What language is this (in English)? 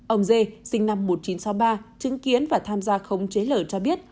Vietnamese